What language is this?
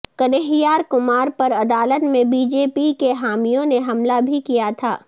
Urdu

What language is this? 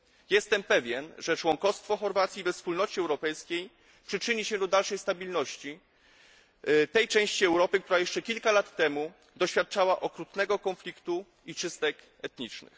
Polish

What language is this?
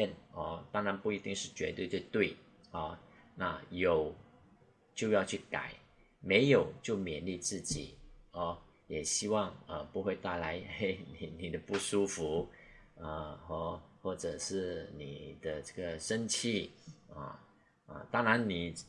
Chinese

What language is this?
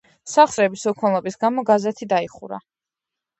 Georgian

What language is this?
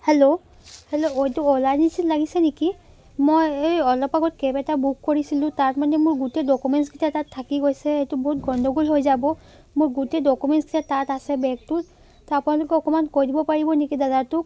Assamese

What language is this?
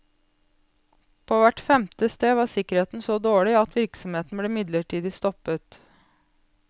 Norwegian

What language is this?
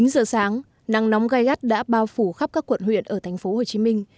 Vietnamese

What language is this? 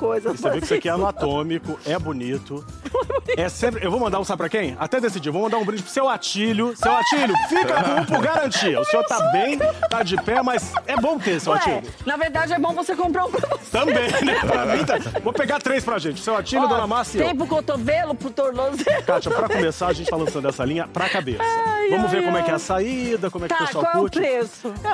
Portuguese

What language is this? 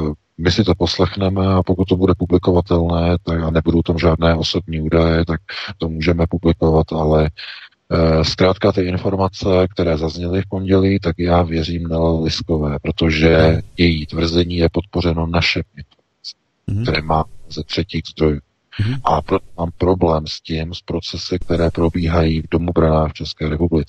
Czech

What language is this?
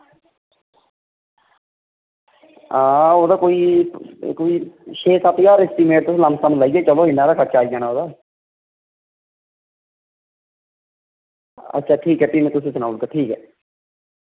Dogri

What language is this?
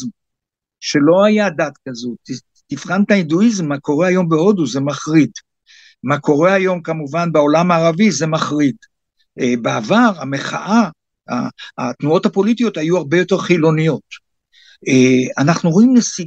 Hebrew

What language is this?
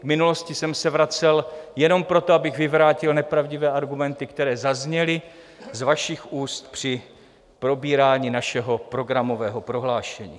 Czech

